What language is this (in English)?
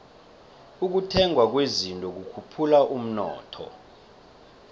South Ndebele